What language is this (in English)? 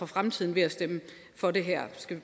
Danish